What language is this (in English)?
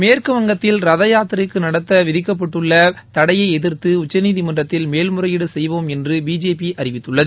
Tamil